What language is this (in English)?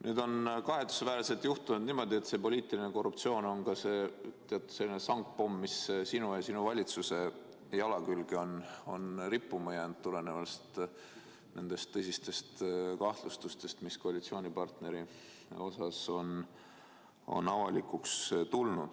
Estonian